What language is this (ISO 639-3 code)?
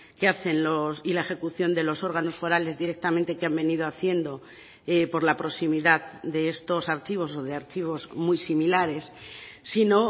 spa